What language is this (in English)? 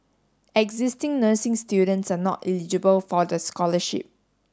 English